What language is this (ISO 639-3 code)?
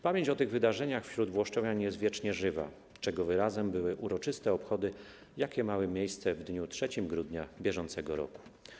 pol